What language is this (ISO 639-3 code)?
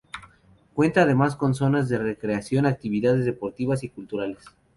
spa